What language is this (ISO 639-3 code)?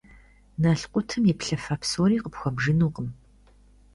kbd